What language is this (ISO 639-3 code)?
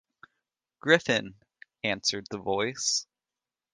eng